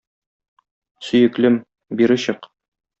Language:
Tatar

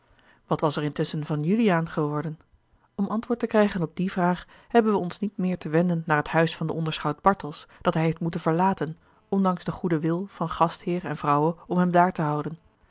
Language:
Dutch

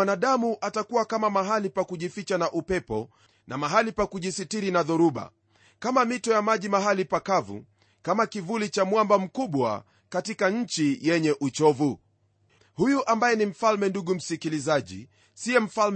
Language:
Swahili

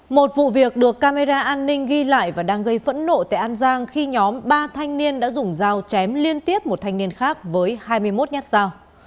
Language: Vietnamese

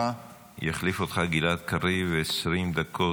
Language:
Hebrew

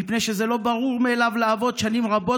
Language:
Hebrew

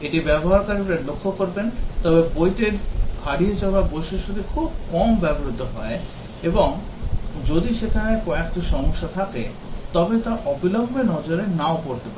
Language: Bangla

